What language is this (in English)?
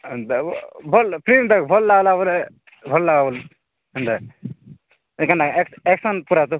Odia